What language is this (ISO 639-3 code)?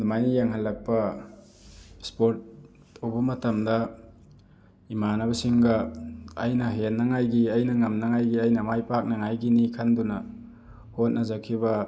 mni